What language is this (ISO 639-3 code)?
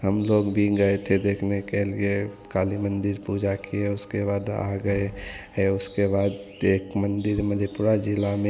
hin